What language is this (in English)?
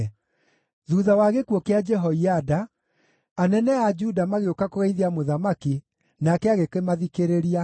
Kikuyu